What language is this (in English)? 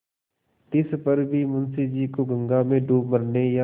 Hindi